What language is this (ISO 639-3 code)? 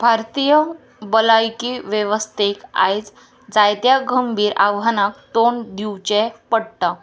kok